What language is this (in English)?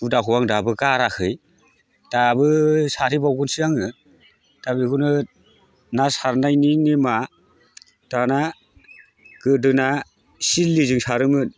Bodo